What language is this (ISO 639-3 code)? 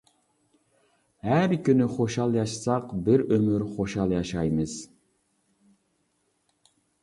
uig